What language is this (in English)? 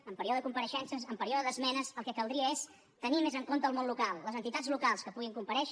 Catalan